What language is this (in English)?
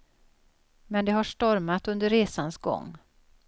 Swedish